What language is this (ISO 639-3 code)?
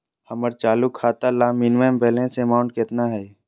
mag